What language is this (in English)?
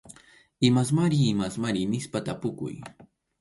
Arequipa-La Unión Quechua